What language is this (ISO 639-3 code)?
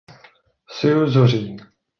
ces